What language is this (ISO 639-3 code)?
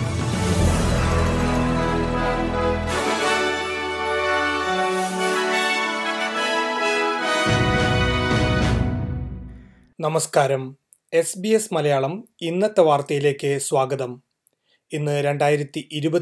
mal